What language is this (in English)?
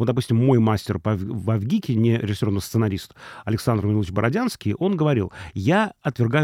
Russian